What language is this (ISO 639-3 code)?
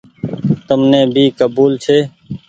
gig